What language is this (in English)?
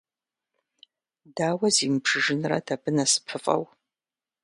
Kabardian